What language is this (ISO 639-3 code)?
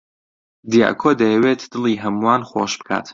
ckb